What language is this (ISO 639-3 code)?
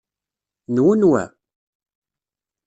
kab